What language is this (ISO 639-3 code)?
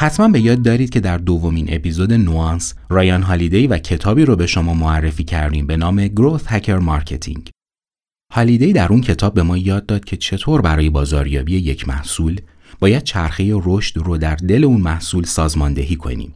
fas